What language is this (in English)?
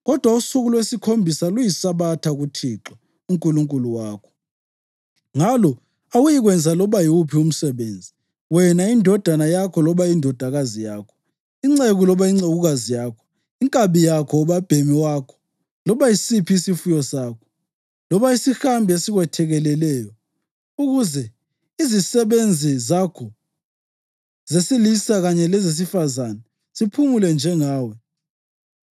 North Ndebele